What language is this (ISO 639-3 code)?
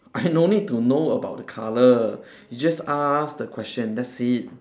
eng